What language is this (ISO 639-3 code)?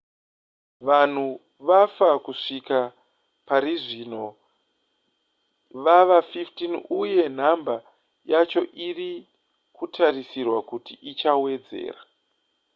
sna